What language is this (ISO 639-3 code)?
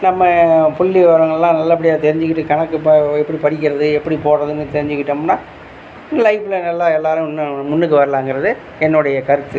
tam